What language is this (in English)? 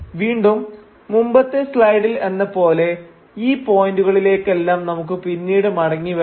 Malayalam